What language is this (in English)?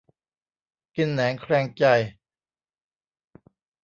Thai